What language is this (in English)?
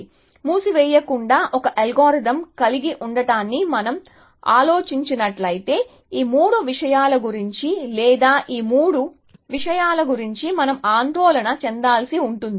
Telugu